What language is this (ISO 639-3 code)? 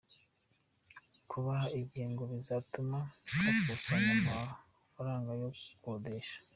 kin